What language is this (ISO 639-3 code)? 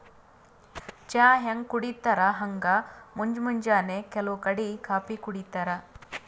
kan